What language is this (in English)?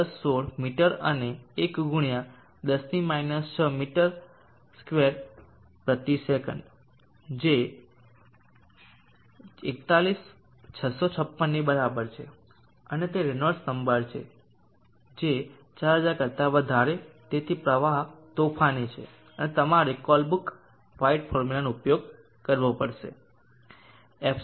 Gujarati